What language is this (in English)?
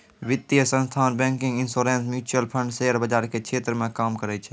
Maithili